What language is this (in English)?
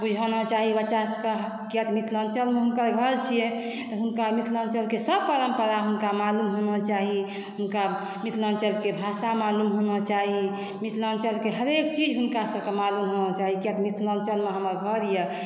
Maithili